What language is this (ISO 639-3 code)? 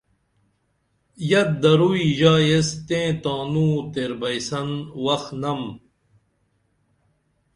dml